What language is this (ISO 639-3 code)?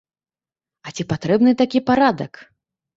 bel